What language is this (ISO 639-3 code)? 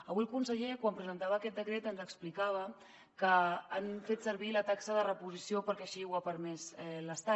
cat